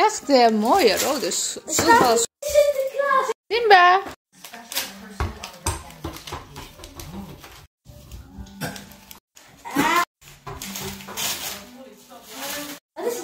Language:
Dutch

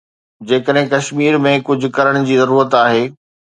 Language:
Sindhi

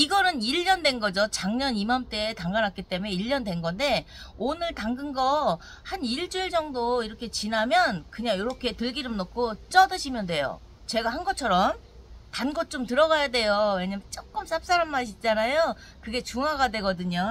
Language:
Korean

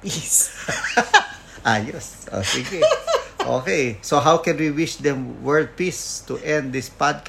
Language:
Filipino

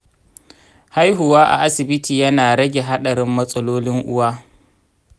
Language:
Hausa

